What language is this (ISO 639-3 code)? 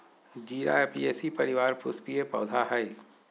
mag